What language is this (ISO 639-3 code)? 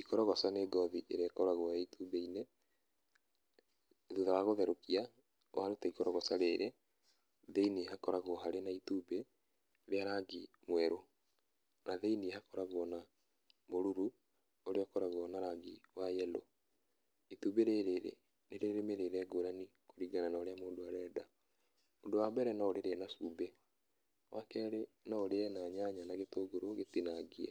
kik